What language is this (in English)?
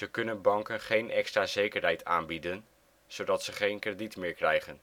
Dutch